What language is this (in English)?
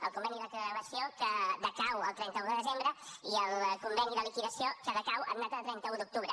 Catalan